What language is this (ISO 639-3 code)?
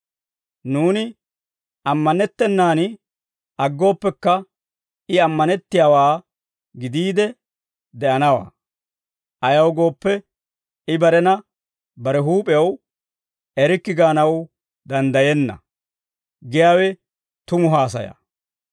dwr